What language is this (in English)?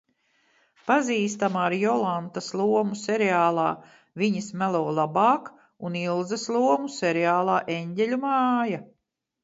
Latvian